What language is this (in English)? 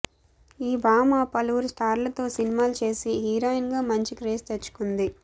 Telugu